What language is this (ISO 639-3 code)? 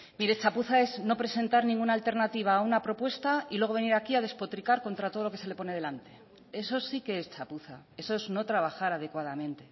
spa